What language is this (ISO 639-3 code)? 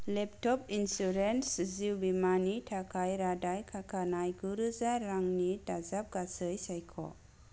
brx